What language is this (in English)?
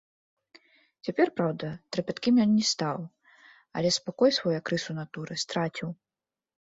Belarusian